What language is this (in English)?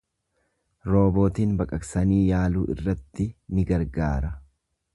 Oromo